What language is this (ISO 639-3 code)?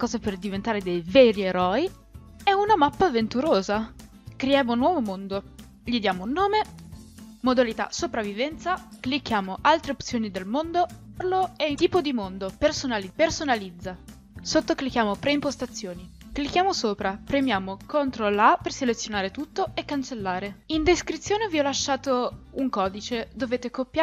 ita